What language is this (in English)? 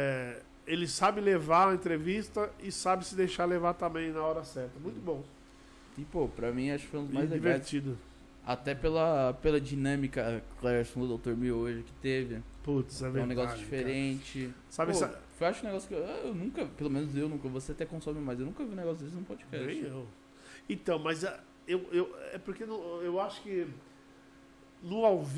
Portuguese